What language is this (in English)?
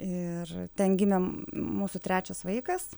Lithuanian